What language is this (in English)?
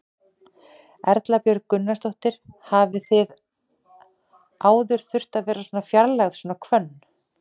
Icelandic